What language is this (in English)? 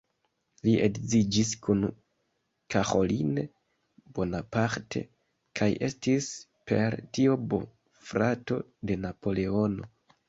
Esperanto